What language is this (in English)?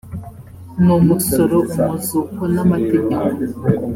Kinyarwanda